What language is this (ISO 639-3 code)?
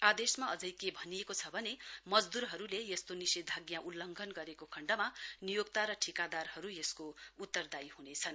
nep